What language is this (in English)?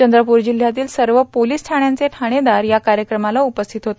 Marathi